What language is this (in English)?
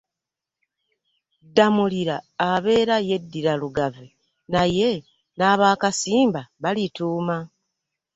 Ganda